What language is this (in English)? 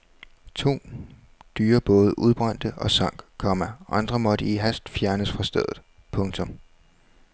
Danish